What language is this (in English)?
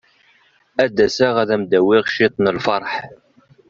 Kabyle